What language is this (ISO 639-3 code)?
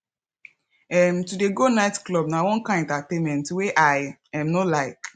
pcm